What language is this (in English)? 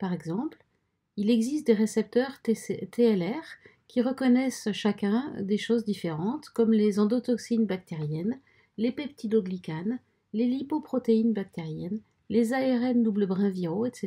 French